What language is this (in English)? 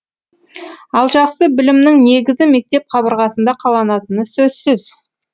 Kazakh